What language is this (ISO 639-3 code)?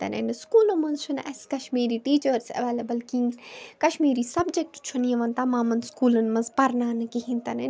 kas